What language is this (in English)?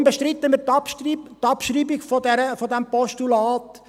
Swiss German